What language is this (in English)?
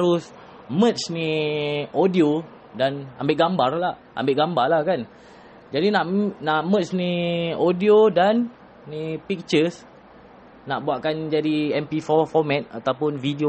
Malay